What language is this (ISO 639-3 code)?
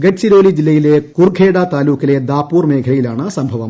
mal